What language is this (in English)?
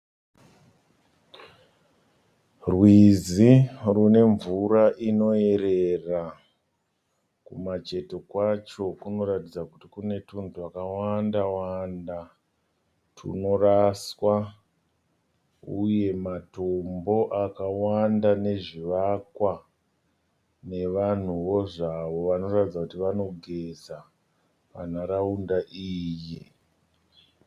Shona